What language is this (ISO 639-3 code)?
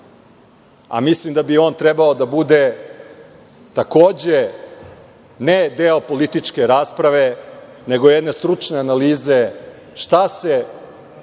srp